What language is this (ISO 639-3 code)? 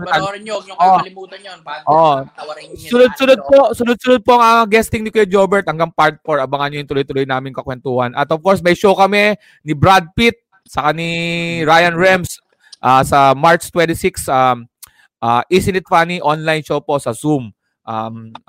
fil